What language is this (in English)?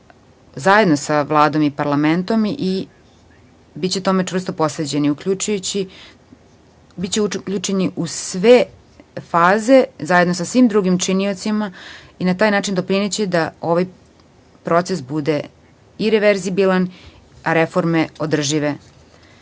Serbian